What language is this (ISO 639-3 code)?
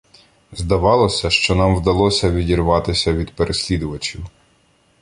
ukr